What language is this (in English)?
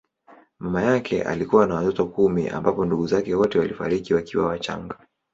Swahili